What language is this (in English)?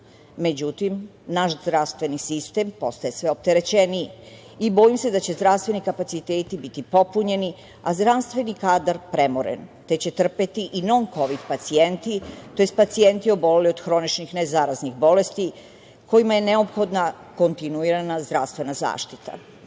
Serbian